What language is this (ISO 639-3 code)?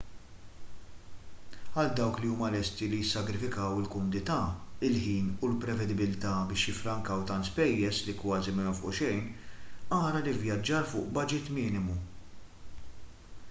mlt